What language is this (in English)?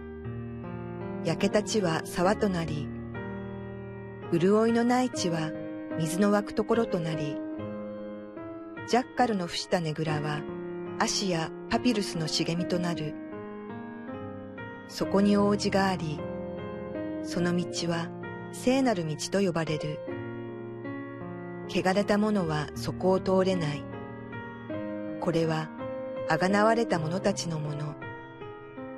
Japanese